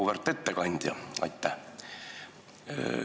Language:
Estonian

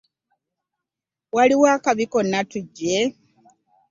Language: Ganda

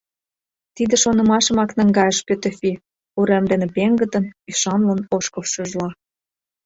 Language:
Mari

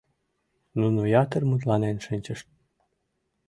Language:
Mari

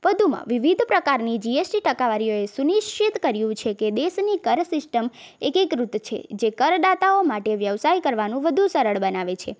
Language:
Gujarati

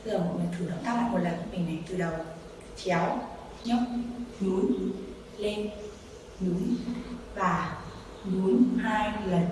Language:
Vietnamese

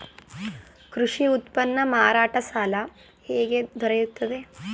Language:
Kannada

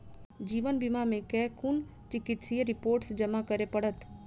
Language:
Maithili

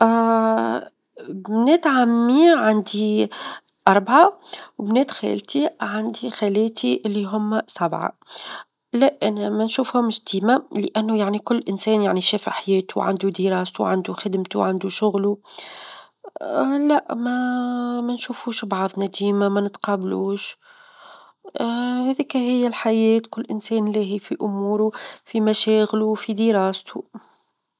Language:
Tunisian Arabic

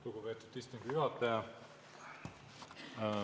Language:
Estonian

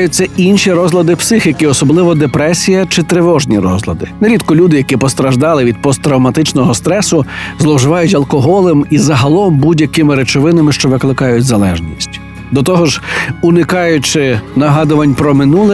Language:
Ukrainian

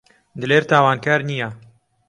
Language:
Central Kurdish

